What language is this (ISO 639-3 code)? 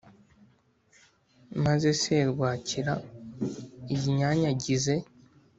kin